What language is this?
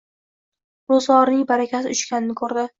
Uzbek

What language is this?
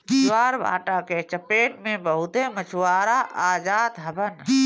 Bhojpuri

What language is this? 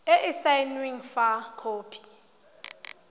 Tswana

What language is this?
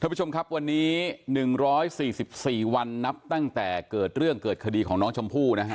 Thai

